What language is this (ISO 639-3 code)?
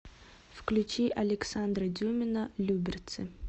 rus